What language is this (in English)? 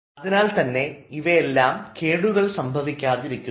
Malayalam